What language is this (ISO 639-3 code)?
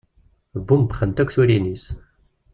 kab